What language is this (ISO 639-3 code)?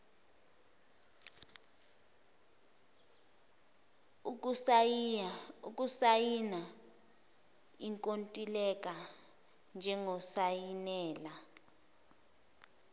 zul